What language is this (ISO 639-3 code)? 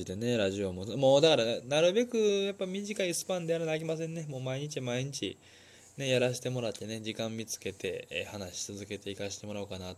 jpn